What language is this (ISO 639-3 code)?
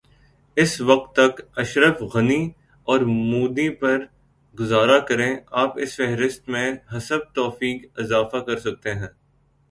urd